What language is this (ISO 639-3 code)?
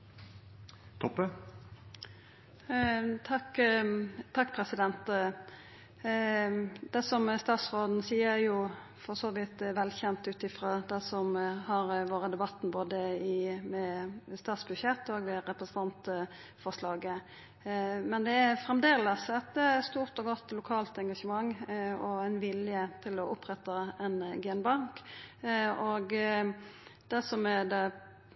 nno